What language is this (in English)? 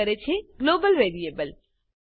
Gujarati